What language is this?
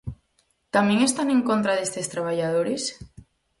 Galician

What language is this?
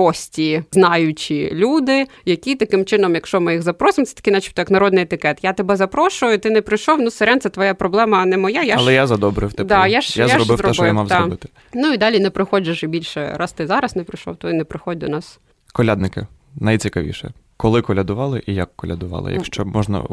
Ukrainian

